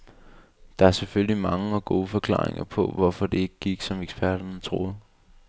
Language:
Danish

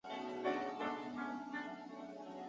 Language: Chinese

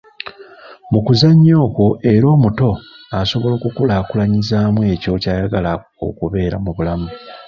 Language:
Ganda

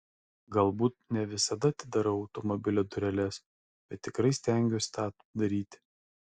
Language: Lithuanian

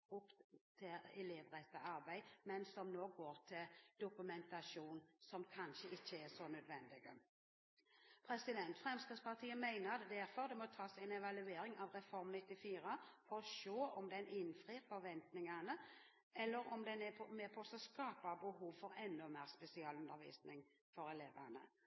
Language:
Norwegian Bokmål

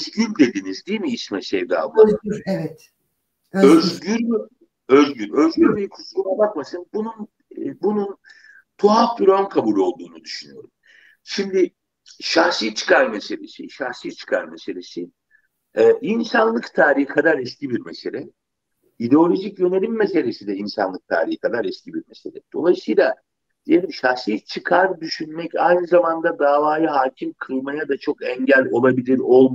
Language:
Turkish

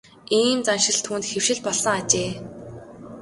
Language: Mongolian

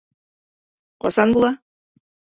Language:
Bashkir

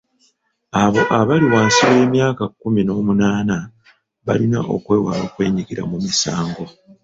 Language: Ganda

